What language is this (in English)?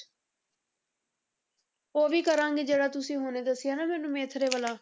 Punjabi